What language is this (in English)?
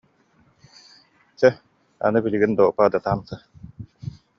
Yakut